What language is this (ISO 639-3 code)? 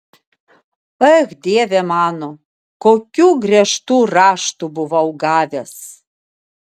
lit